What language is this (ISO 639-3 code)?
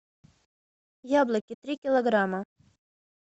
rus